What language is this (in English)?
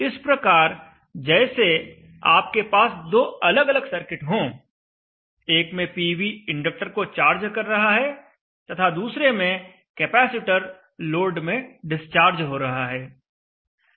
Hindi